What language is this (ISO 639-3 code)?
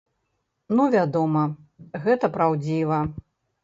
bel